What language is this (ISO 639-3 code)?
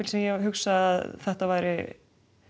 isl